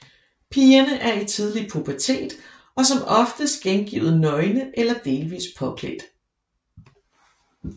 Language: Danish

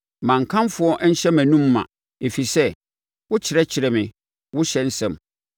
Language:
Akan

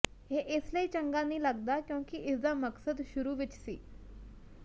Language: Punjabi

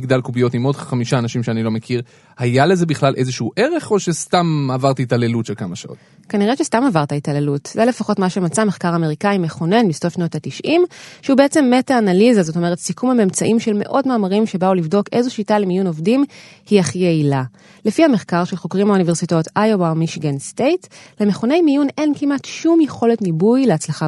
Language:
Hebrew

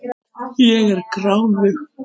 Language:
Icelandic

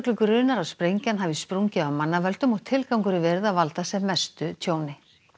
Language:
Icelandic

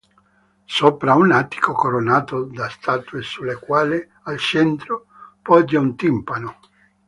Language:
Italian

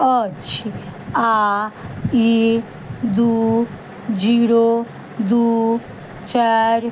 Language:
Maithili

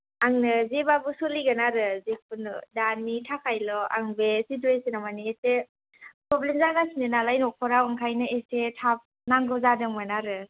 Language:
Bodo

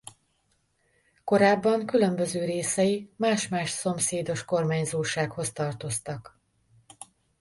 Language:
Hungarian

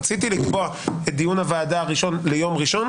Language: Hebrew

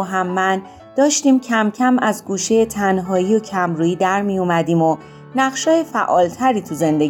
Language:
Persian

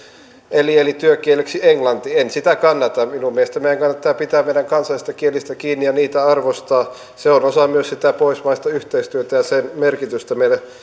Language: Finnish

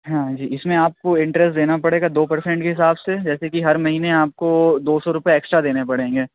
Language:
Urdu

